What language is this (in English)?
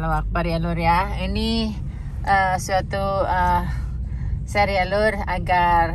Indonesian